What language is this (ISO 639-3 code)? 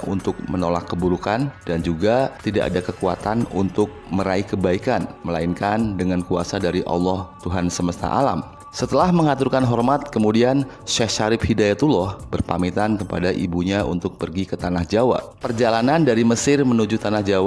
ind